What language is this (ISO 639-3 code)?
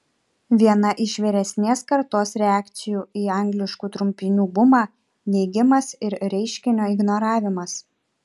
lit